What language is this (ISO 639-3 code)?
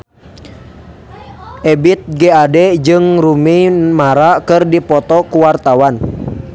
sun